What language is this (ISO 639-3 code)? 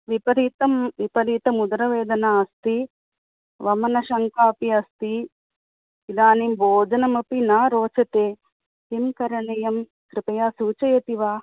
san